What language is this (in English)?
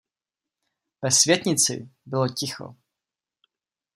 Czech